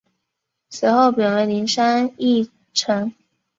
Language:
Chinese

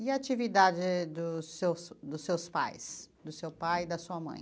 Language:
Portuguese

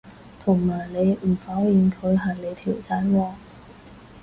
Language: Cantonese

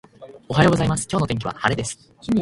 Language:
Japanese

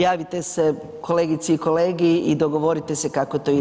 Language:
Croatian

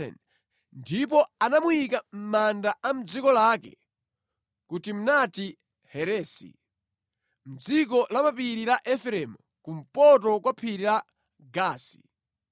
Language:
Nyanja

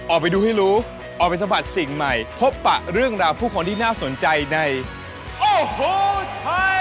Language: Thai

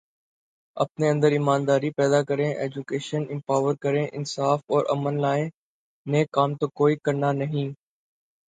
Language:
Urdu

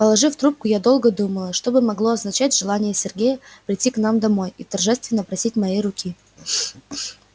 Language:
Russian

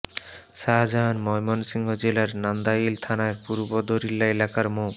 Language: Bangla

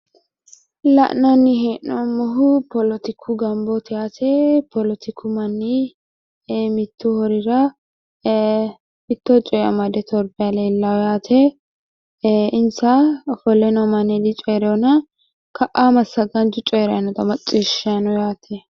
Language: Sidamo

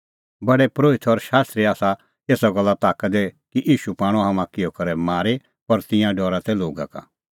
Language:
Kullu Pahari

